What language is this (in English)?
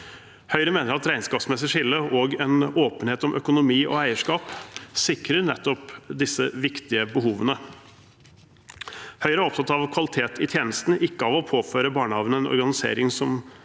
Norwegian